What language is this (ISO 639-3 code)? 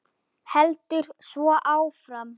isl